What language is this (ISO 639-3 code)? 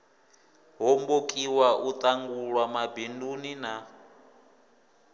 ven